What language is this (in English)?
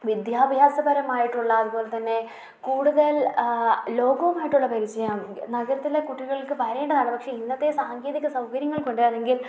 Malayalam